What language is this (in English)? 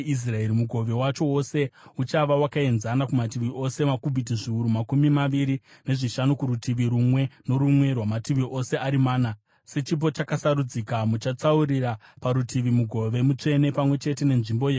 Shona